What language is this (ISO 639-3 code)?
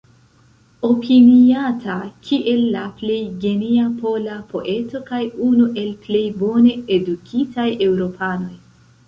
epo